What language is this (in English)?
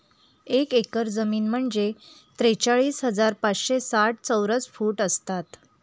Marathi